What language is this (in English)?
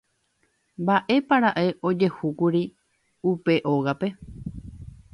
Guarani